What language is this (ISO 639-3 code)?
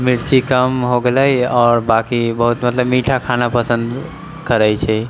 mai